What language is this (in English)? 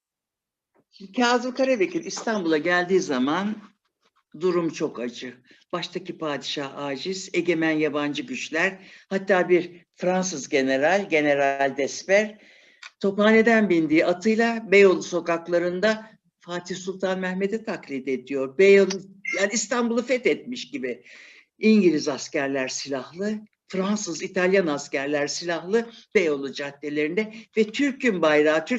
Turkish